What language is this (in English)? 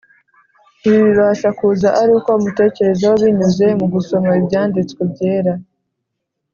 Kinyarwanda